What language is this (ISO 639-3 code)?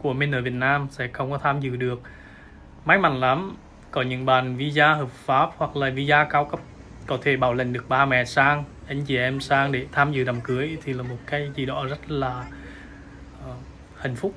vie